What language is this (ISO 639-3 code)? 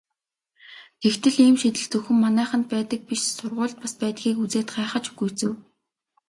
mon